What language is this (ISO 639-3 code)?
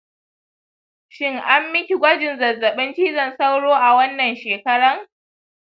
hau